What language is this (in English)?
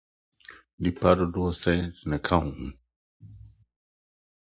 Akan